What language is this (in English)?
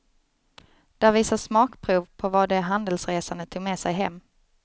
Swedish